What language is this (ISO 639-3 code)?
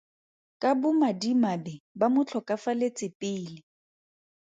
tsn